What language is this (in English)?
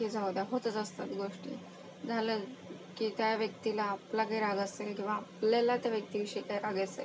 Marathi